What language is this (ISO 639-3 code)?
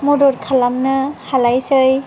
brx